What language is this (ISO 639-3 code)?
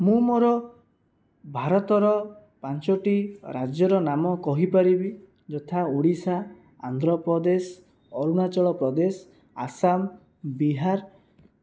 ori